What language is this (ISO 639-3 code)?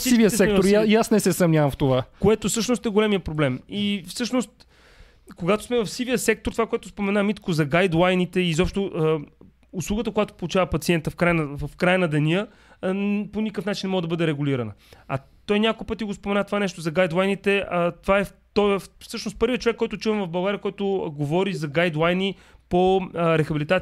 bul